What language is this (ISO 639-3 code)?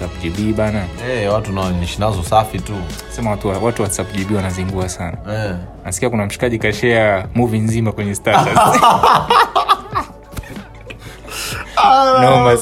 swa